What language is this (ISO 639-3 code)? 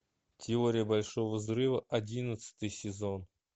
rus